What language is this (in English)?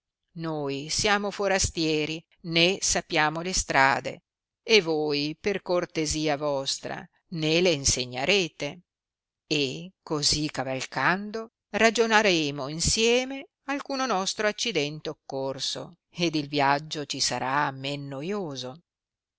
Italian